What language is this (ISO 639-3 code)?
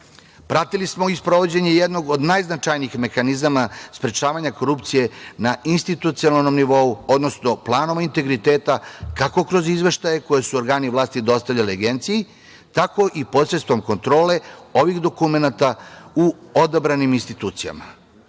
srp